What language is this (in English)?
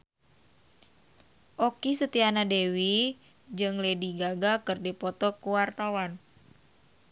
Sundanese